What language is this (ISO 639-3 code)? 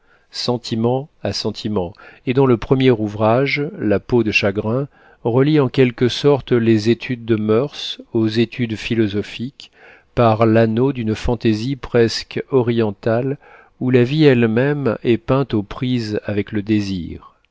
fra